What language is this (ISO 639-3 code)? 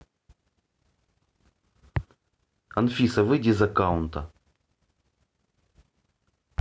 rus